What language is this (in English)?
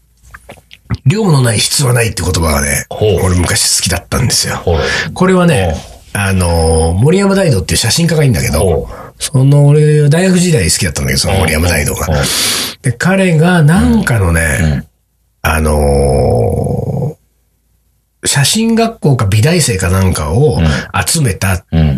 Japanese